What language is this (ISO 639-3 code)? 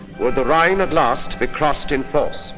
eng